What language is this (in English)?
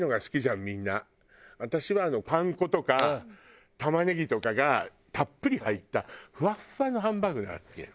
Japanese